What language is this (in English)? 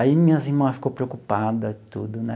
Portuguese